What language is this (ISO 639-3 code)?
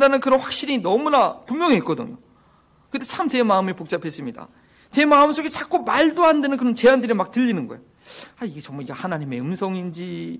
kor